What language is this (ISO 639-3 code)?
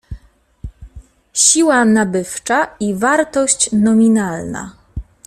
pol